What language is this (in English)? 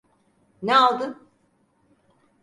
Turkish